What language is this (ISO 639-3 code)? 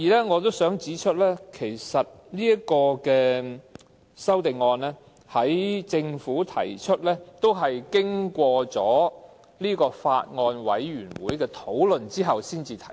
yue